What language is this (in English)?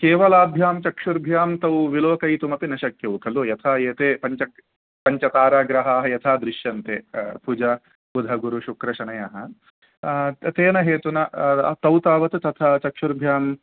Sanskrit